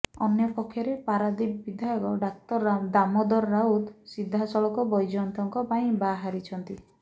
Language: Odia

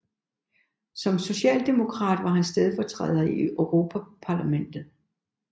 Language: Danish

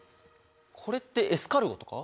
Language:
Japanese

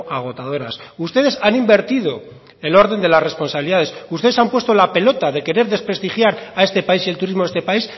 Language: Spanish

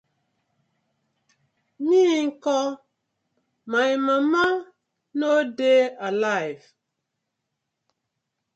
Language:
Nigerian Pidgin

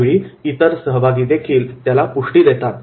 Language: Marathi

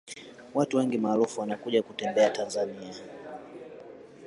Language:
Swahili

